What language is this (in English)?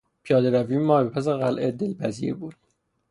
Persian